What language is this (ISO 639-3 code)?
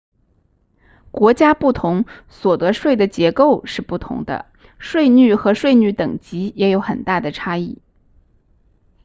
zho